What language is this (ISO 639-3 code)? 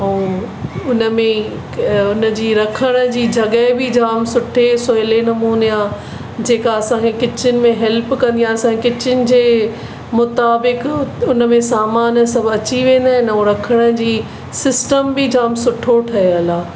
snd